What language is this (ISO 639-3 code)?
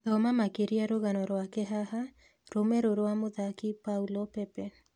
kik